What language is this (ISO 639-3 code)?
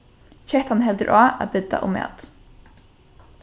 fao